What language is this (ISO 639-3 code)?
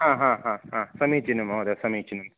san